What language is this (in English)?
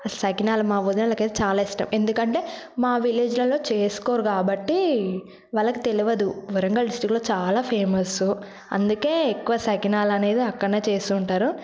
Telugu